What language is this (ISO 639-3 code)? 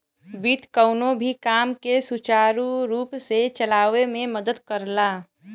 bho